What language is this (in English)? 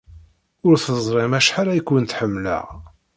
Kabyle